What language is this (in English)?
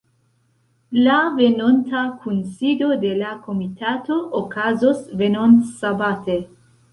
Esperanto